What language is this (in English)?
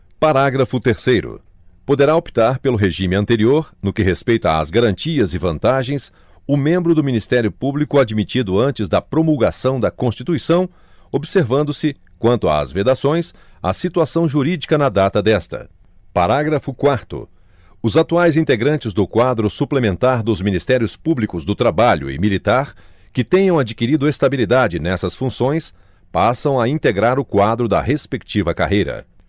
Portuguese